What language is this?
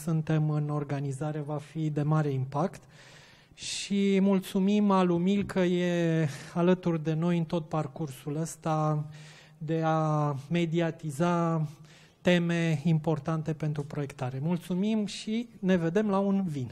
Romanian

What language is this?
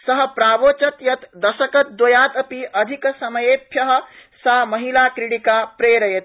Sanskrit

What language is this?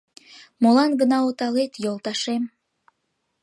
Mari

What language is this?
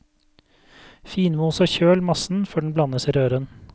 Norwegian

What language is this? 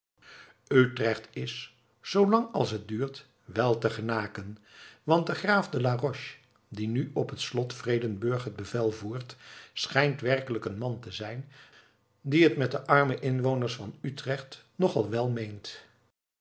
Dutch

